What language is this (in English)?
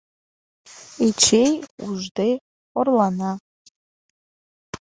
Mari